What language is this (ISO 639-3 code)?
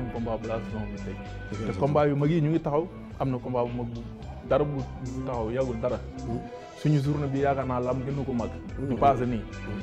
fra